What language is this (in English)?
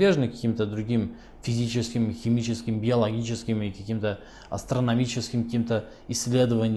Russian